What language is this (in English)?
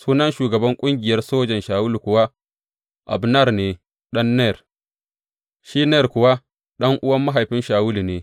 Hausa